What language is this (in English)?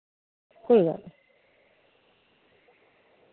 Dogri